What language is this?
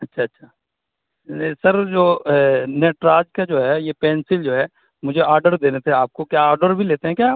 Urdu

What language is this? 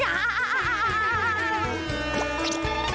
Thai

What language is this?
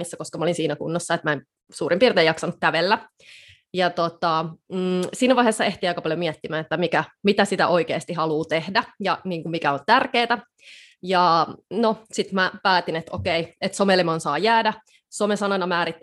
Finnish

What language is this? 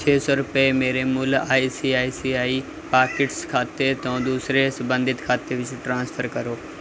Punjabi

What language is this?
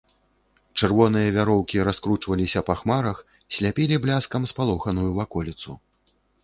Belarusian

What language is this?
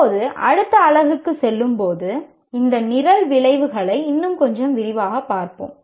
Tamil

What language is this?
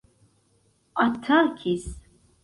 Esperanto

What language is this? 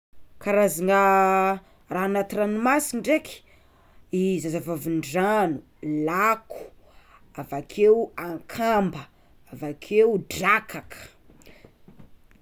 Tsimihety Malagasy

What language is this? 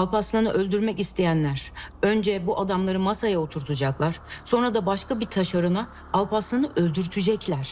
Turkish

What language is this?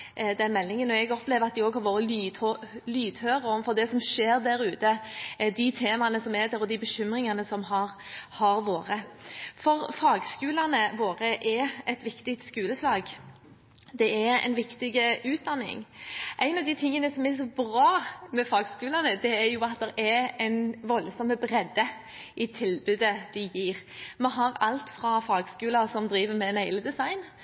Norwegian Bokmål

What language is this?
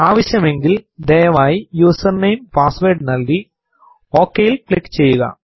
Malayalam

